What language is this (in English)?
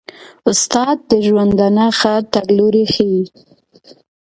Pashto